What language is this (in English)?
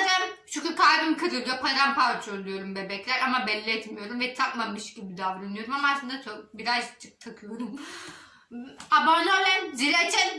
Turkish